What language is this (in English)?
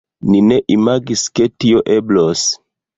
Esperanto